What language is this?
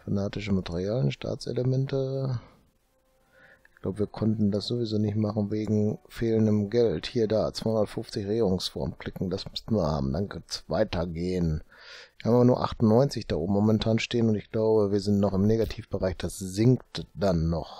German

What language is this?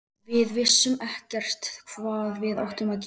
Icelandic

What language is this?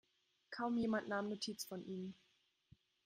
German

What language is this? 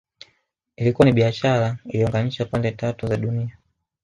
Swahili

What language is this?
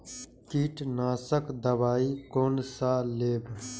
Maithili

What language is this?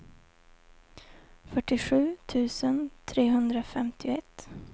Swedish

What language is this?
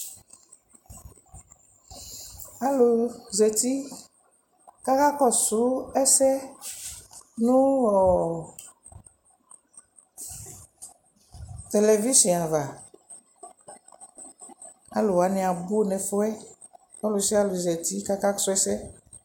Ikposo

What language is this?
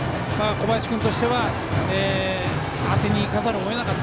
Japanese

